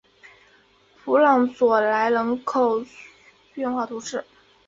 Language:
Chinese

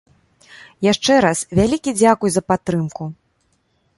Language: Belarusian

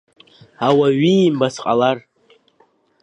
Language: Abkhazian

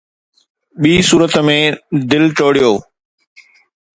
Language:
Sindhi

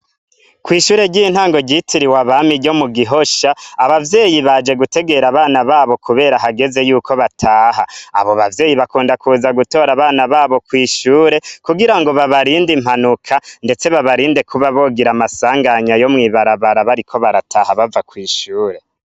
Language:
Rundi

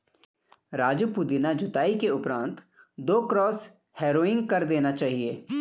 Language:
Hindi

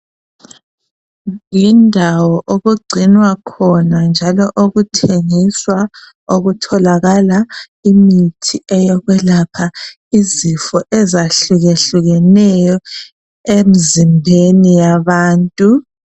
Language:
North Ndebele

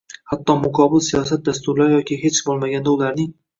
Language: Uzbek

